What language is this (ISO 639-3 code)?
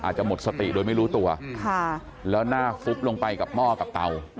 tha